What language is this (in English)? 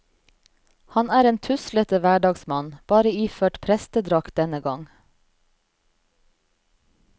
Norwegian